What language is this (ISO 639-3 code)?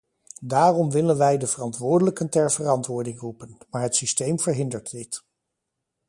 nld